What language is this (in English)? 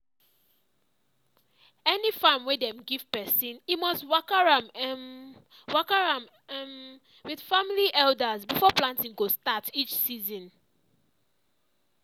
Nigerian Pidgin